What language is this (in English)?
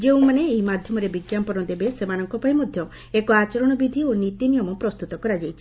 Odia